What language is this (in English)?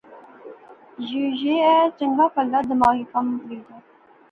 Pahari-Potwari